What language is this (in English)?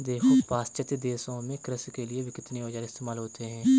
Hindi